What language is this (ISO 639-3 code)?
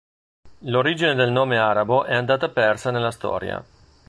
ita